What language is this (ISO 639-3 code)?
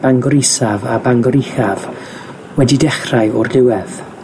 cym